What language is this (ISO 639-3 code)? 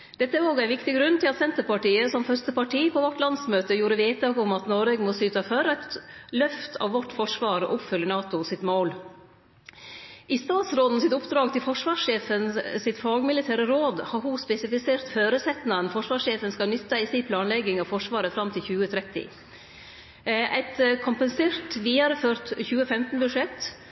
nno